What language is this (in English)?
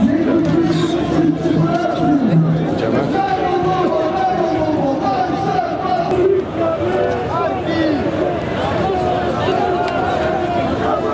Polish